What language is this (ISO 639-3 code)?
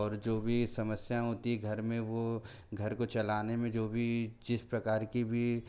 hin